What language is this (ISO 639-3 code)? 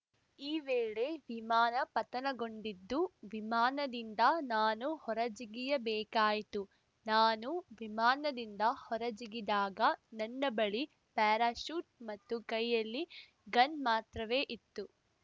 kan